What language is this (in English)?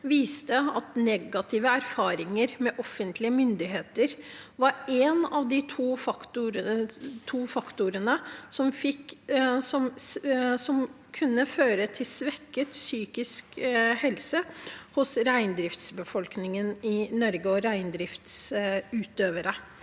Norwegian